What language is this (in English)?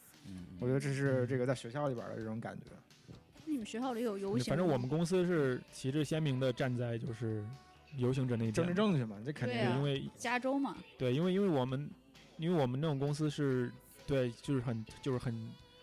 Chinese